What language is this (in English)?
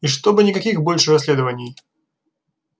Russian